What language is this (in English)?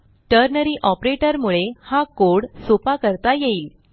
Marathi